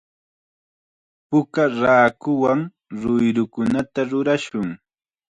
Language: Chiquián Ancash Quechua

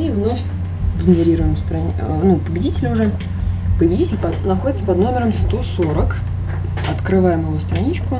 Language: Russian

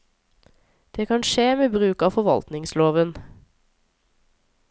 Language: Norwegian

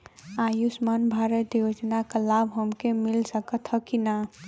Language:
Bhojpuri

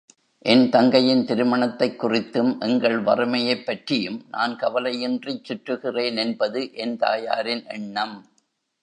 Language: Tamil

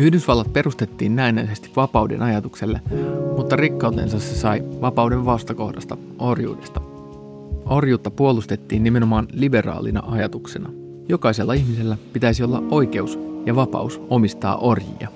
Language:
Finnish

